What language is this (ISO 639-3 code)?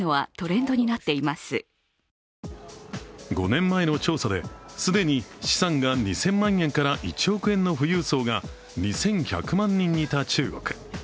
jpn